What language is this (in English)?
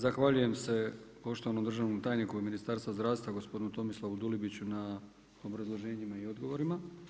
Croatian